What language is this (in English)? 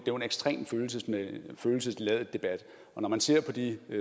Danish